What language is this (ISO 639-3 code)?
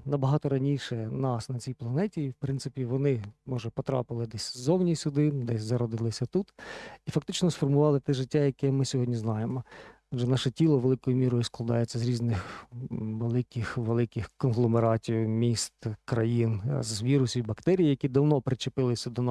ukr